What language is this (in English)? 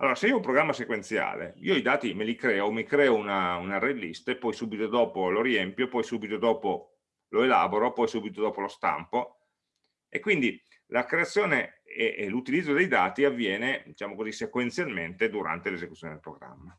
Italian